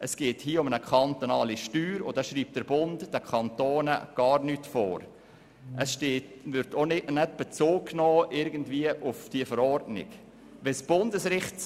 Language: Swiss German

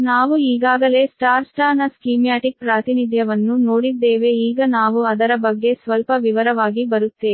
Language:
Kannada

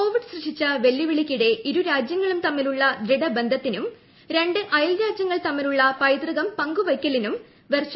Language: Malayalam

